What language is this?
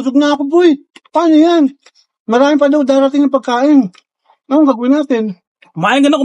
Filipino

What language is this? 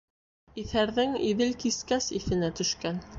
Bashkir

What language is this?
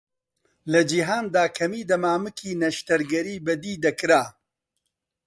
Central Kurdish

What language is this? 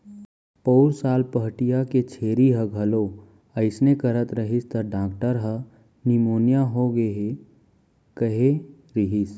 Chhattisgarhi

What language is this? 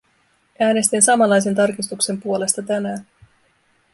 Finnish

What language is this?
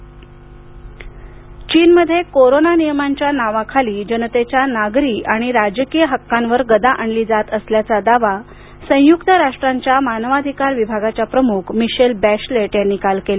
Marathi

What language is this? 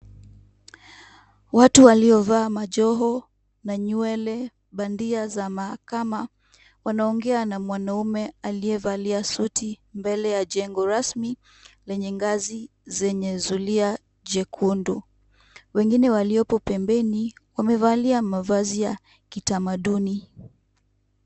Swahili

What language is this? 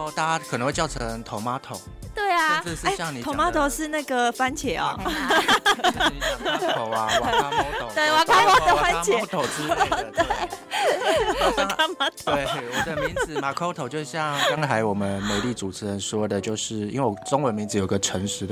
Chinese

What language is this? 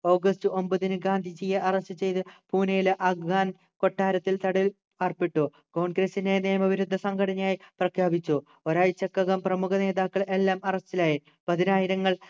Malayalam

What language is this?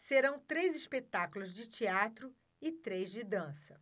Portuguese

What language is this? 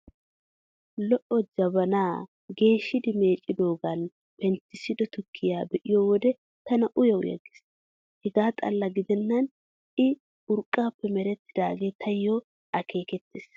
Wolaytta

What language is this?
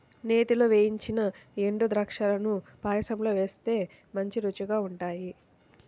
Telugu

